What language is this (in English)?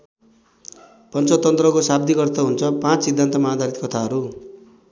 Nepali